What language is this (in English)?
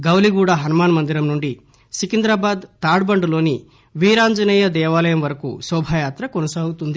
Telugu